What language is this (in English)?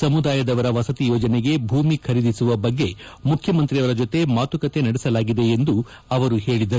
Kannada